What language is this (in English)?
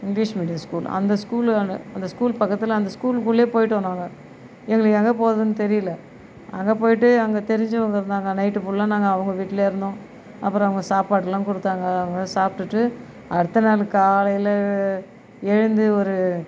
Tamil